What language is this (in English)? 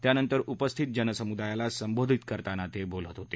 Marathi